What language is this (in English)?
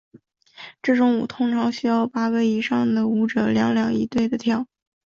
Chinese